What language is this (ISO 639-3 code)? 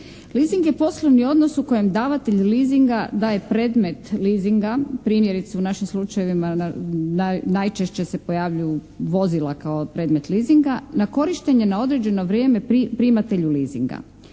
hrv